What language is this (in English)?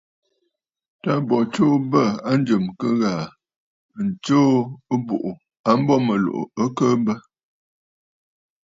Bafut